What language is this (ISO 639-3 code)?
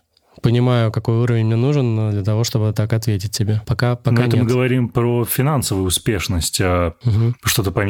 rus